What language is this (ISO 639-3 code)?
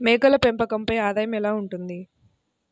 tel